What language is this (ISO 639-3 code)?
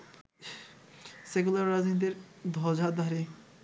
ben